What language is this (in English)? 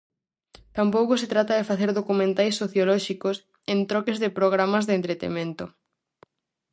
Galician